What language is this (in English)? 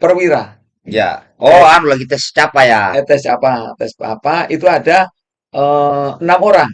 Indonesian